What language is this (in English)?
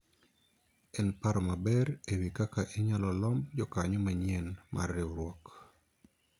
Luo (Kenya and Tanzania)